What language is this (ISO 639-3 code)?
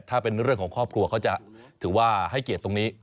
tha